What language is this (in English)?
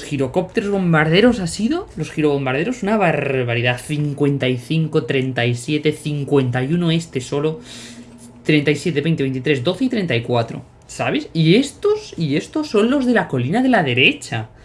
Spanish